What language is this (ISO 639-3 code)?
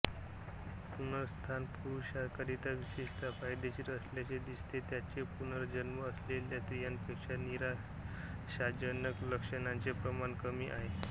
mar